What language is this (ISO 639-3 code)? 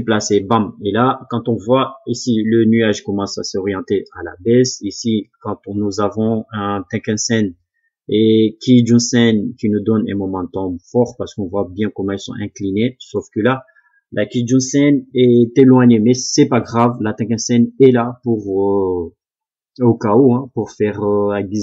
fra